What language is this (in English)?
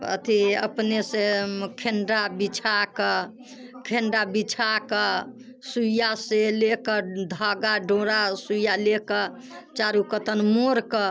Maithili